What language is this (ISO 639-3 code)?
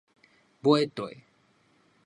nan